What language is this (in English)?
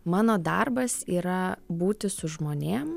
Lithuanian